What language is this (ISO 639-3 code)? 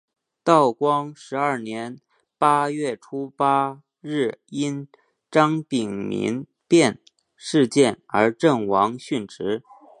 zho